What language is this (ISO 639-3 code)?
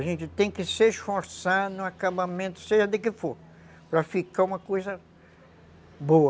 por